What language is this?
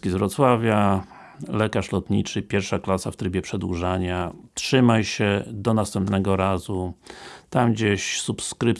Polish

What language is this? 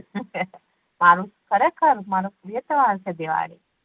Gujarati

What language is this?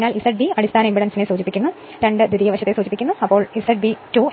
Malayalam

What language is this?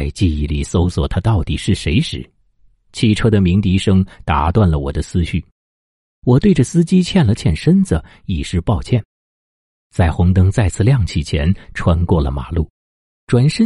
Chinese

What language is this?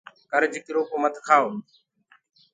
Gurgula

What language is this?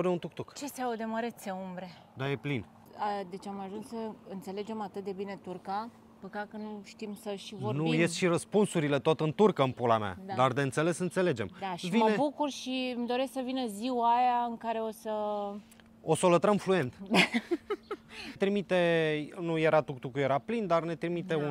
Romanian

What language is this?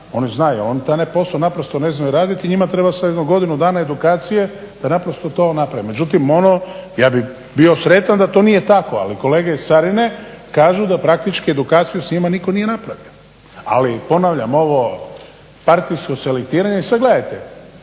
Croatian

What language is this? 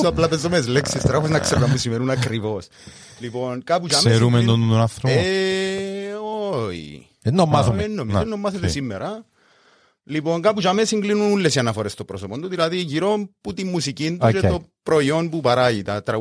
Greek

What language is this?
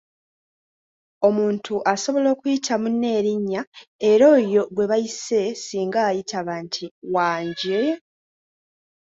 Ganda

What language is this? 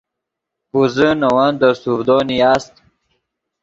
Yidgha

